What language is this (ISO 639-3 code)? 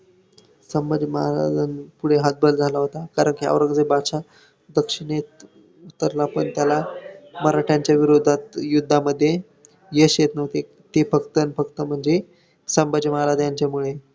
mar